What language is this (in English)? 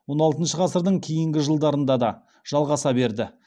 Kazakh